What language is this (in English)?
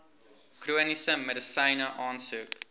Afrikaans